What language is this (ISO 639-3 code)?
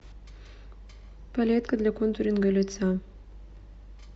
rus